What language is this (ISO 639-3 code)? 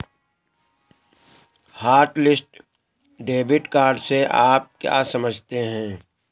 hin